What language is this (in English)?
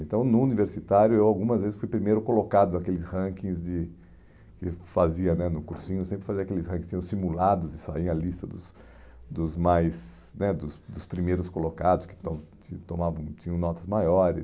Portuguese